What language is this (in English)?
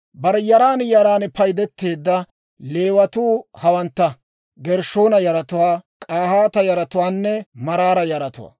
Dawro